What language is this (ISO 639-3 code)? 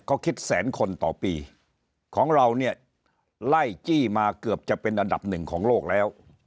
tha